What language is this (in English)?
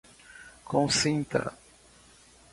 Portuguese